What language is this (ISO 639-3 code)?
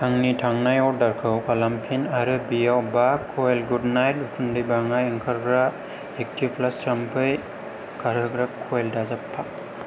brx